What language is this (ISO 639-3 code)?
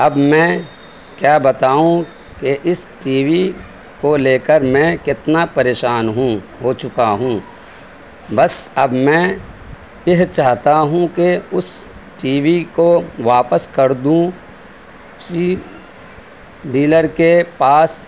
urd